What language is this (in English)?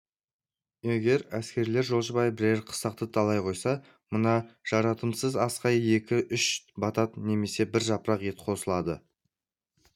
Kazakh